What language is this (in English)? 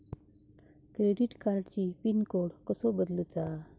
Marathi